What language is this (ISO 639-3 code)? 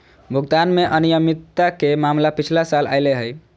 mag